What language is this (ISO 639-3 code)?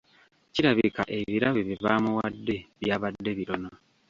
lug